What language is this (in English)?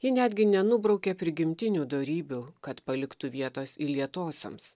Lithuanian